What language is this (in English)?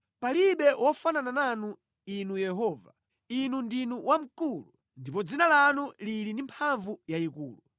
Nyanja